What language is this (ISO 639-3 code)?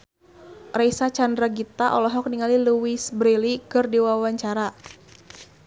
sun